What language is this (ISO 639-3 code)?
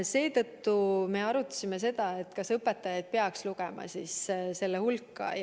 est